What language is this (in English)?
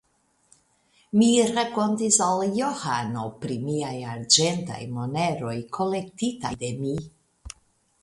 Esperanto